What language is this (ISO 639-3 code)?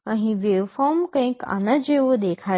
guj